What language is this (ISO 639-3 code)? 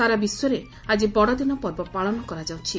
ori